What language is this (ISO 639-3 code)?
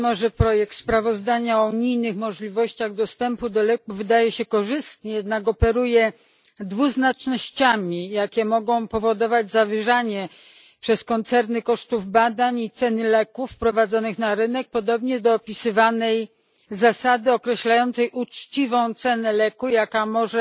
pol